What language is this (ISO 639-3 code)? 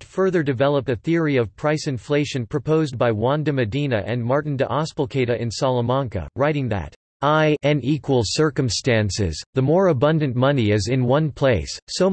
eng